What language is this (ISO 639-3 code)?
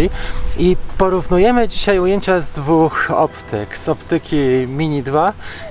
pol